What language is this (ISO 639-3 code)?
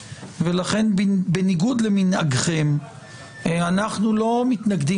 heb